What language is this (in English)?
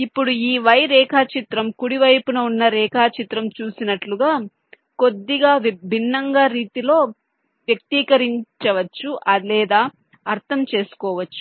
Telugu